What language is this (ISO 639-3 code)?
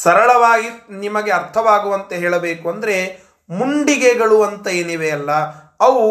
kan